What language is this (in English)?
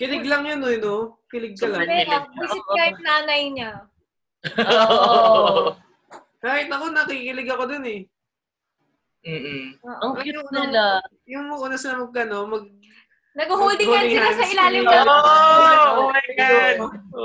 Filipino